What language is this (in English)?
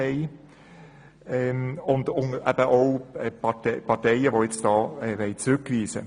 Swiss German